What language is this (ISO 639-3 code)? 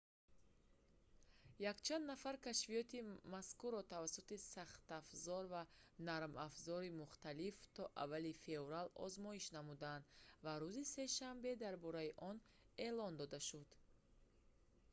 tgk